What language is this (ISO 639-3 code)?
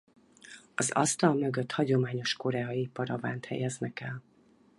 hun